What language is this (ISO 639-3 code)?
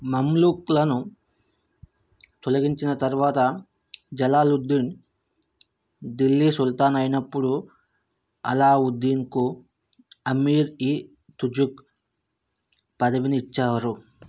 tel